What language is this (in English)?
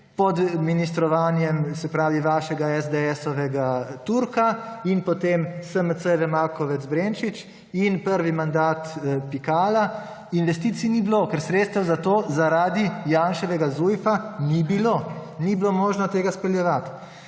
Slovenian